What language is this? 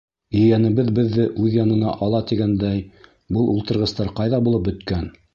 Bashkir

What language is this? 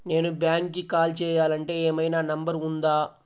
Telugu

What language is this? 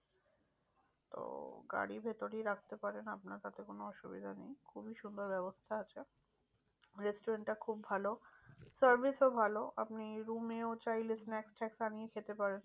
Bangla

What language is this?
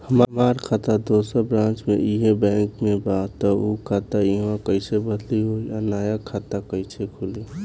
Bhojpuri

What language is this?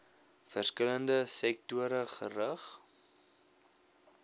Afrikaans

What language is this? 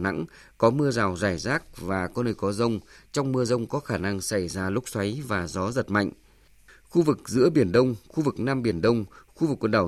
Vietnamese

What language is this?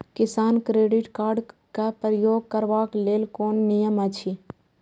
Maithili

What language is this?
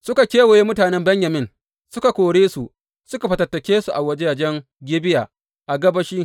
Hausa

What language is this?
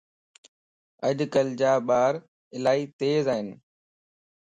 Lasi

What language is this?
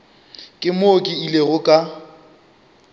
Northern Sotho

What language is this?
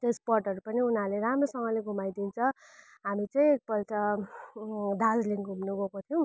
Nepali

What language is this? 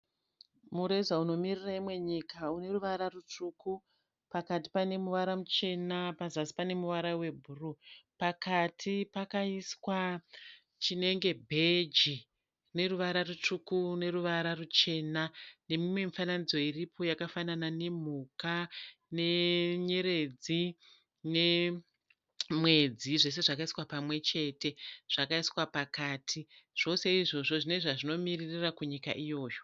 Shona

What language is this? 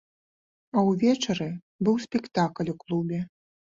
Belarusian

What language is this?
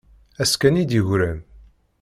Kabyle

